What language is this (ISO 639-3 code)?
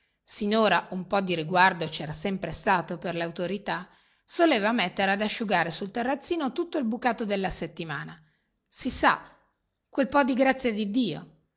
ita